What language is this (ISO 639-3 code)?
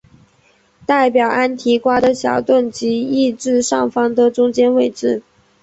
zho